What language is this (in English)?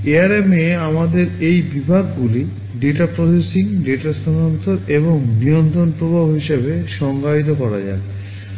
Bangla